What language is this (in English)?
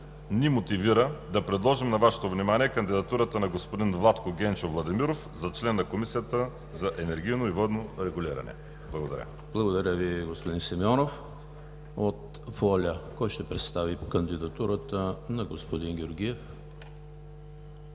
Bulgarian